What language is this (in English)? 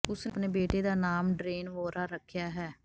Punjabi